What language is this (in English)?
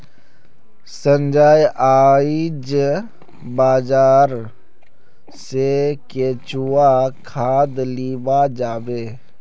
Magahi